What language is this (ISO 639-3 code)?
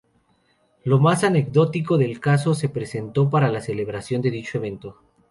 spa